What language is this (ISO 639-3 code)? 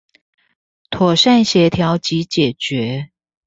zho